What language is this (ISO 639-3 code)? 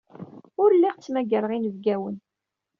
kab